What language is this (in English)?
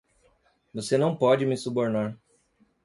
Portuguese